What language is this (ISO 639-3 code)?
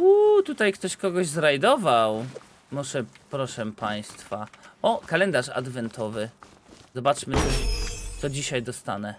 pol